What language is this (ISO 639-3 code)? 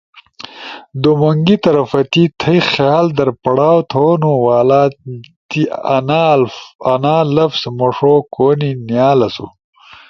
ush